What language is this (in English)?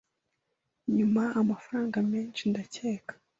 Kinyarwanda